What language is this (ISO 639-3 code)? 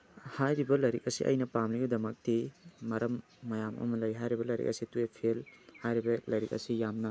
mni